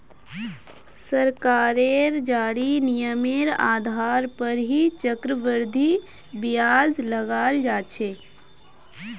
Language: Magahi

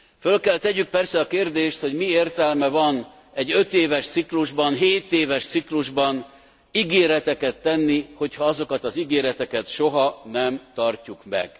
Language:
Hungarian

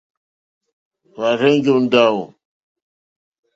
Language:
Mokpwe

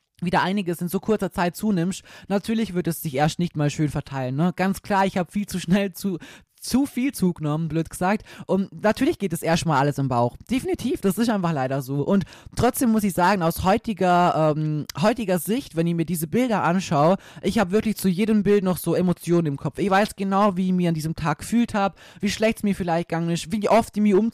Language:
German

